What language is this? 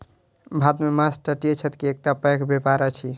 Maithili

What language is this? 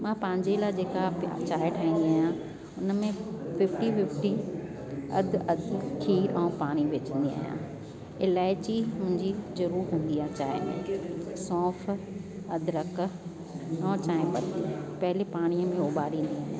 Sindhi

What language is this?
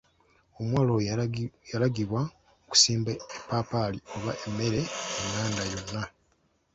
Ganda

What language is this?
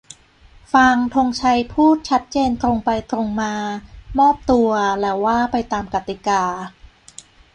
Thai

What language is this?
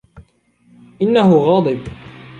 Arabic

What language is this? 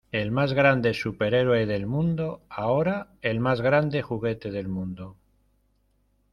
Spanish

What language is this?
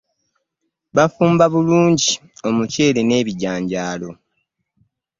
Ganda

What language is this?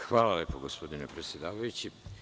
Serbian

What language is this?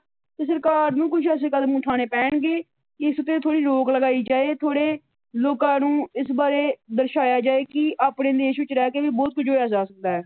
Punjabi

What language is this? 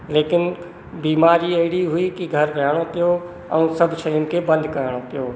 Sindhi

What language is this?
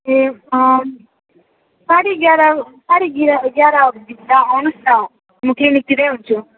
Nepali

